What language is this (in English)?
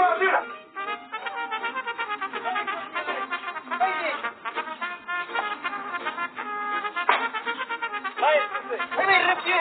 Romanian